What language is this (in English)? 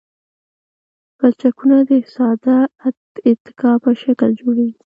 Pashto